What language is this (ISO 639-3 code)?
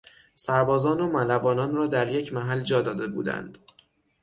fas